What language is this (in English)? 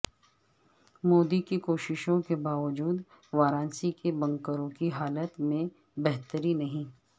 Urdu